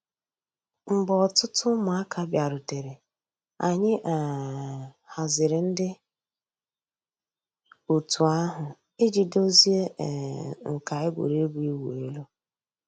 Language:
Igbo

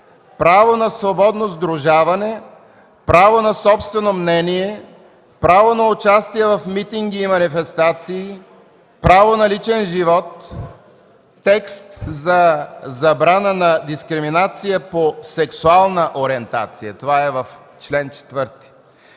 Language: Bulgarian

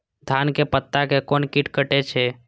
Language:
Maithili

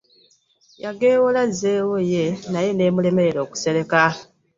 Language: Ganda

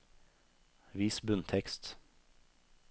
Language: Norwegian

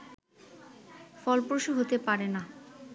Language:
Bangla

